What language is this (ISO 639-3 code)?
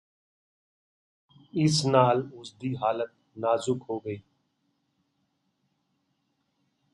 pan